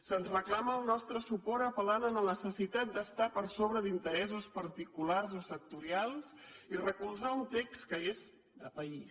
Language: Catalan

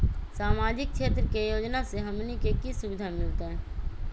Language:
Magahi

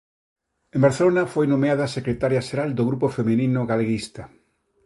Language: Galician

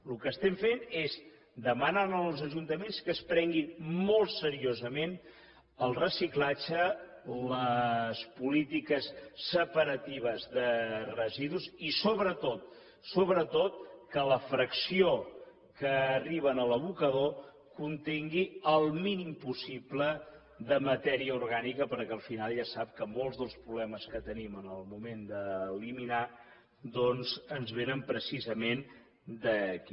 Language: Catalan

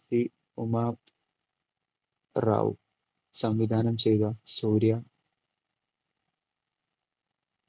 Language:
Malayalam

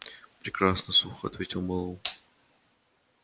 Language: Russian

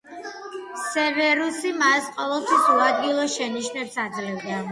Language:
Georgian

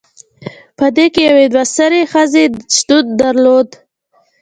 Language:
Pashto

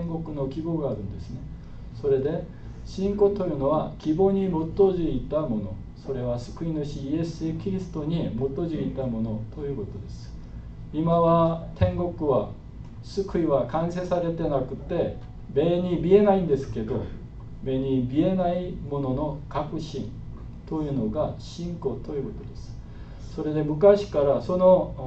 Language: Japanese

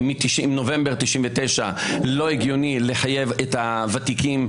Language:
Hebrew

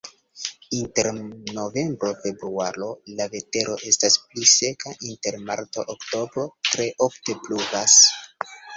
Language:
Esperanto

